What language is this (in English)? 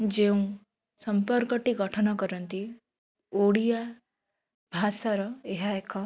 Odia